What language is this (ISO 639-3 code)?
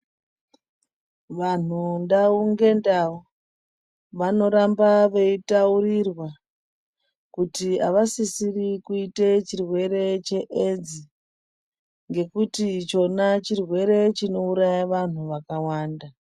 ndc